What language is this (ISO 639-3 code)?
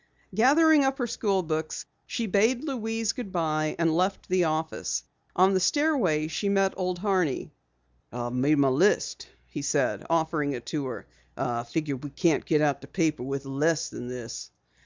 eng